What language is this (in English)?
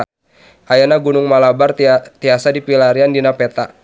Sundanese